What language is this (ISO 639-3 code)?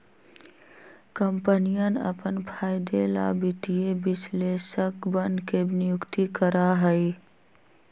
mag